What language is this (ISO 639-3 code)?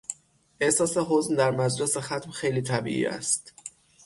fas